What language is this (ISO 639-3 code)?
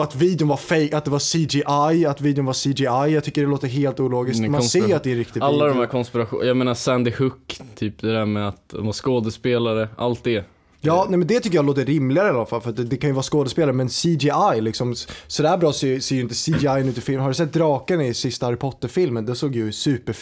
swe